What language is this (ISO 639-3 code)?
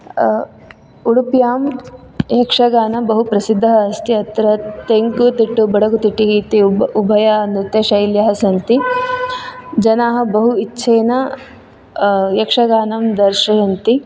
san